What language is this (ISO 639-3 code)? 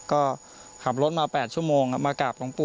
tha